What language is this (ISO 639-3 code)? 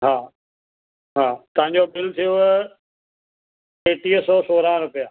snd